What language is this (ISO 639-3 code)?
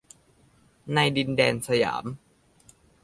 tha